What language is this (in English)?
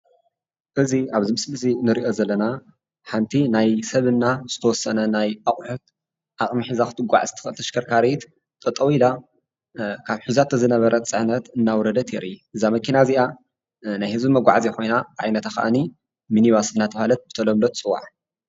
Tigrinya